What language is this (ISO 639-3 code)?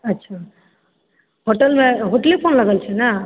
mai